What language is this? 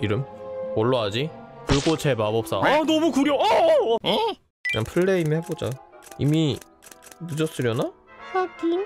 Korean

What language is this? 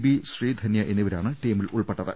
Malayalam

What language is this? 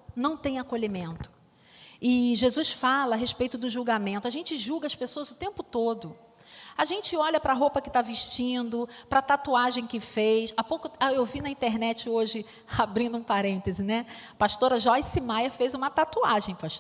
Portuguese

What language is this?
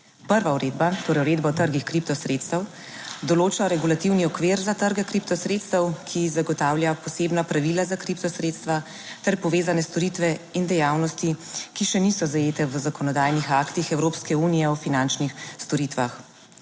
Slovenian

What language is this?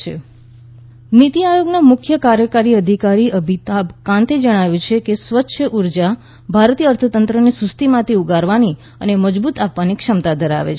Gujarati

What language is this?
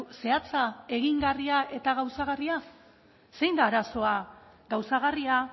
Basque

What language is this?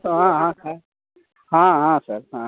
Hindi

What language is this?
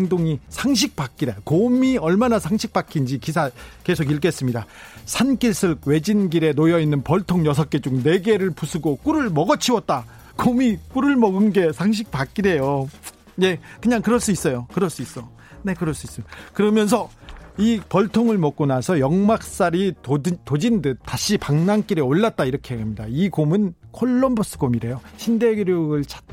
Korean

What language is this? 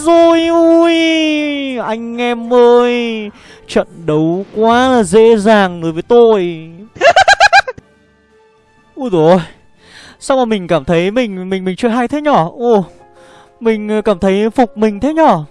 Vietnamese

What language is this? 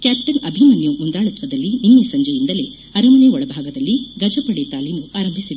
Kannada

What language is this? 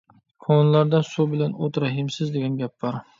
Uyghur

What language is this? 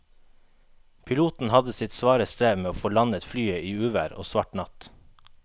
Norwegian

